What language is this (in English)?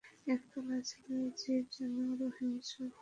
Bangla